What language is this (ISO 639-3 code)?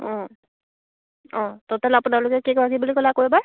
asm